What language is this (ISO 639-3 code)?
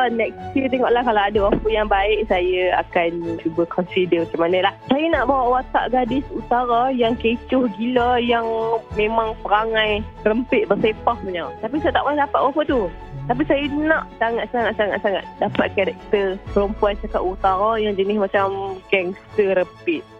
msa